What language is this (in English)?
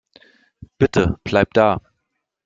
German